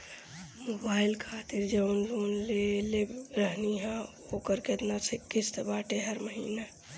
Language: Bhojpuri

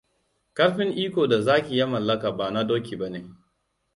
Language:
Hausa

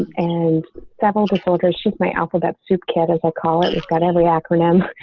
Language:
English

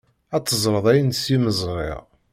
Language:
Kabyle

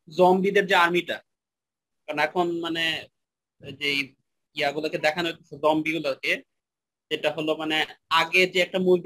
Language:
Bangla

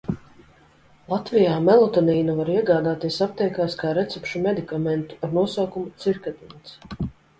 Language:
Latvian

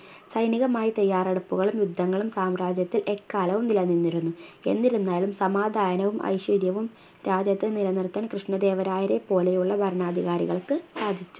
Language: Malayalam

